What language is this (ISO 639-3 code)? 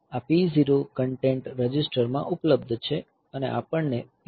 guj